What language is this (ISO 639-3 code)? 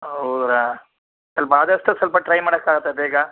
kan